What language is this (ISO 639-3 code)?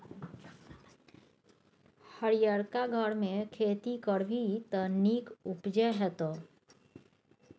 mai